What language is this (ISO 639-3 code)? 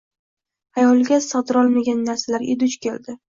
uzb